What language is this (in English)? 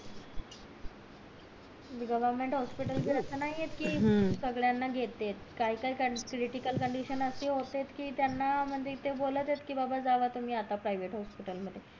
Marathi